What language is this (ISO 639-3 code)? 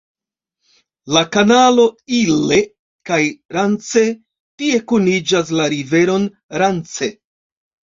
epo